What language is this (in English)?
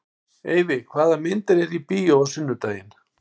Icelandic